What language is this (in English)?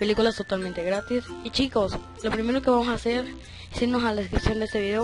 Spanish